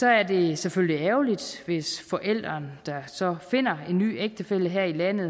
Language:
Danish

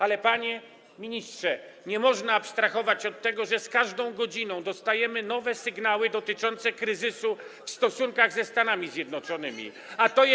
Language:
Polish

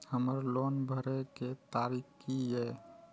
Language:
Maithili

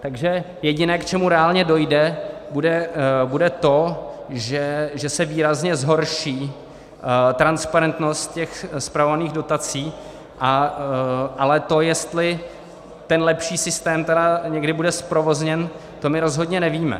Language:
Czech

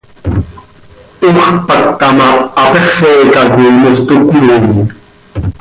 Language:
Seri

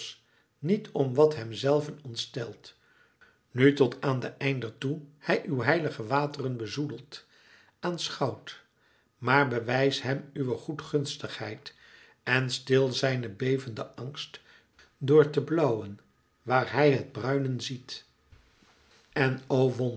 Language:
Dutch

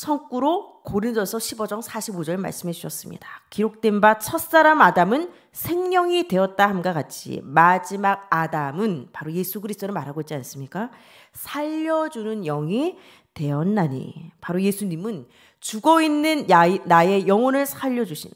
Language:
Korean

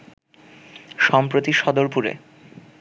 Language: Bangla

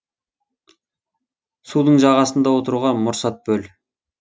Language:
Kazakh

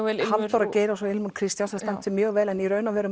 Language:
Icelandic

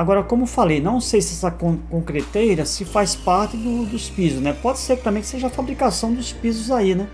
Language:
Portuguese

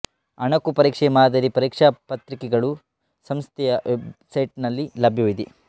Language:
Kannada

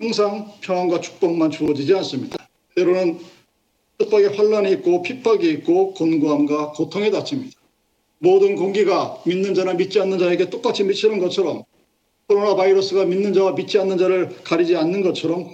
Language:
Korean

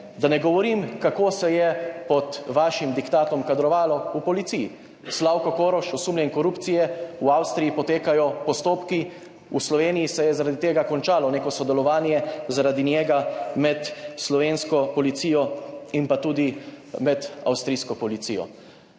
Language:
Slovenian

